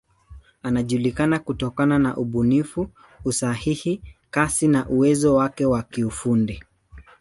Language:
Swahili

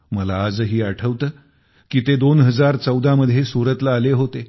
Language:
Marathi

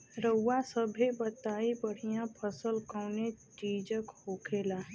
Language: Bhojpuri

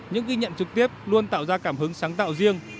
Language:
Vietnamese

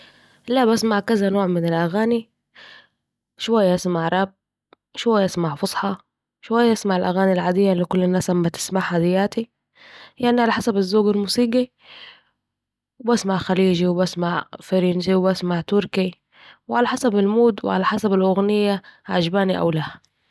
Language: Saidi Arabic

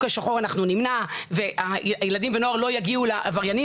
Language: Hebrew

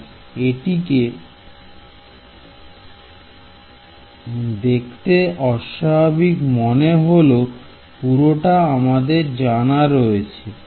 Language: Bangla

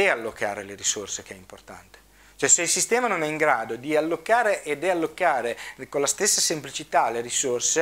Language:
Italian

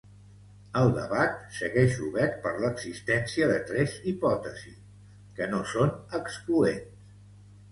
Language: Catalan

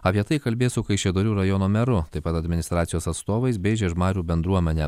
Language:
Lithuanian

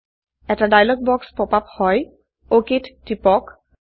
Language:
Assamese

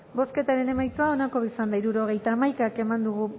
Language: Basque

